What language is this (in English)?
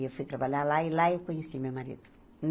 Portuguese